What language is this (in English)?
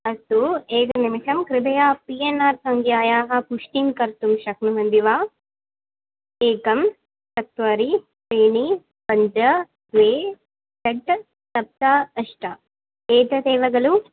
Sanskrit